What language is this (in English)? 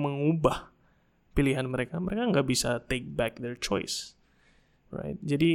Indonesian